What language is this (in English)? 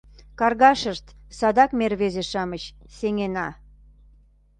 Mari